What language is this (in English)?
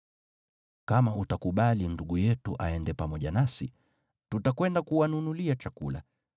Swahili